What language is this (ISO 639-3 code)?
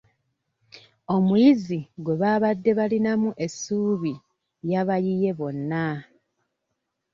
lug